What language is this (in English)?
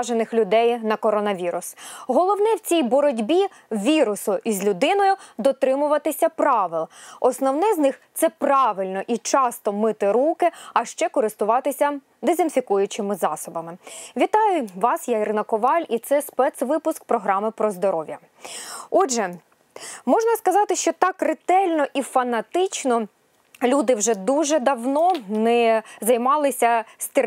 Ukrainian